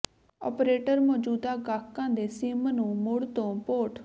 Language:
Punjabi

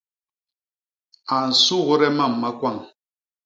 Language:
Basaa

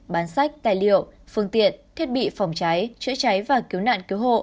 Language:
Vietnamese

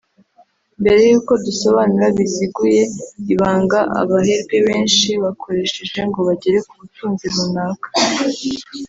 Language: Kinyarwanda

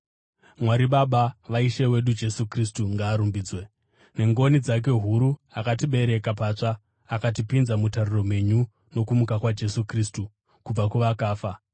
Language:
Shona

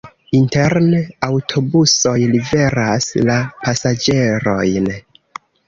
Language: Esperanto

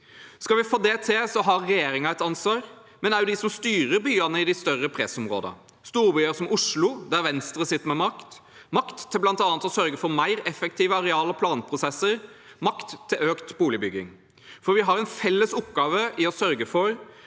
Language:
Norwegian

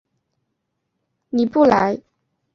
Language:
Chinese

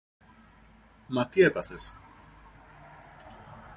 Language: Greek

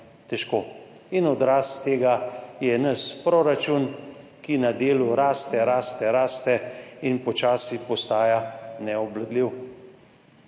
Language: Slovenian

